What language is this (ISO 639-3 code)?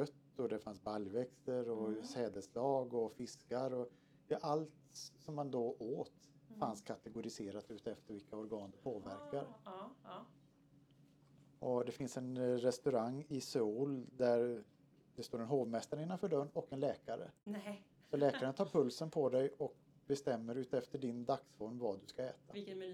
swe